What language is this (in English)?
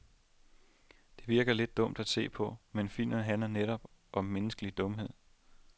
Danish